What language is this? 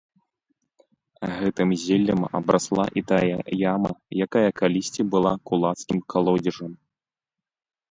Belarusian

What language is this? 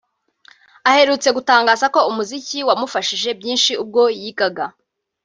Kinyarwanda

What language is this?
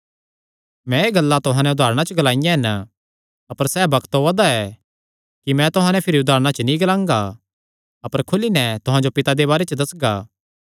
Kangri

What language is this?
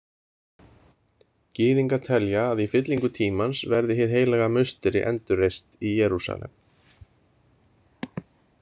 Icelandic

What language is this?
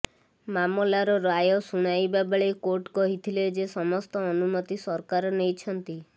Odia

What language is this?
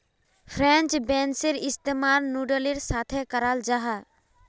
Magahi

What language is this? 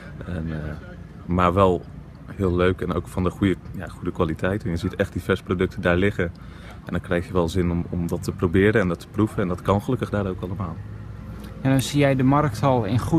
Dutch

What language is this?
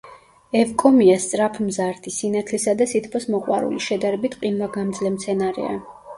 Georgian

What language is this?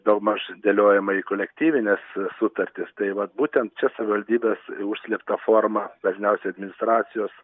Lithuanian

